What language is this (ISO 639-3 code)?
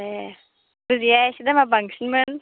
brx